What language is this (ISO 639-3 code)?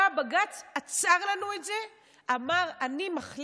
heb